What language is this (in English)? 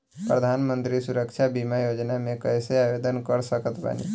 Bhojpuri